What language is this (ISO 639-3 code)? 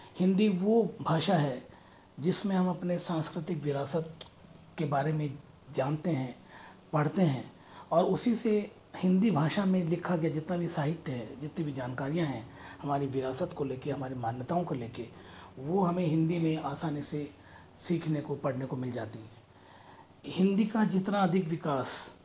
hin